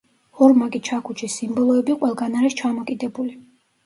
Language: Georgian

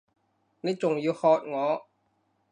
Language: Cantonese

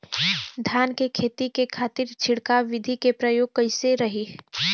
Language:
Bhojpuri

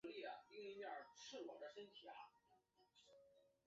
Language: Chinese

